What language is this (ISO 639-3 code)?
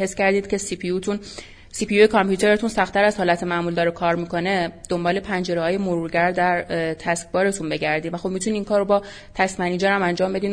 fas